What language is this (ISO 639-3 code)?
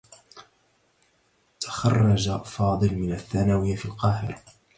ara